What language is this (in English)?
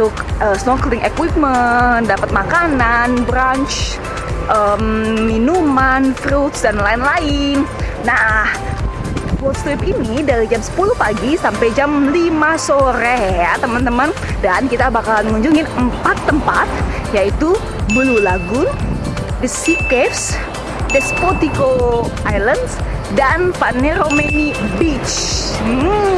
Indonesian